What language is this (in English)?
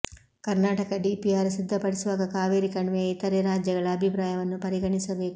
Kannada